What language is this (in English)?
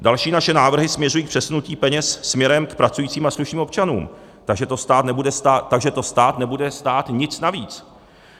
Czech